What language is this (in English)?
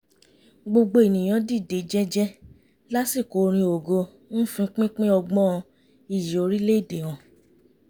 Yoruba